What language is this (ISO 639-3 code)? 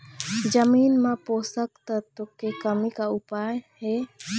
hne